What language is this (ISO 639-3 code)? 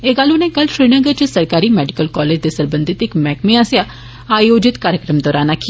doi